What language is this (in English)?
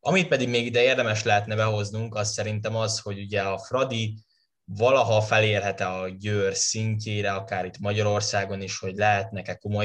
Hungarian